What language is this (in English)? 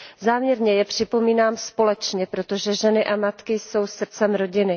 Czech